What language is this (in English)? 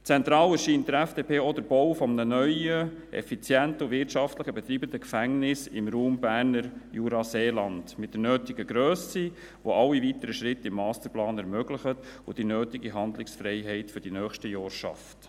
Swiss German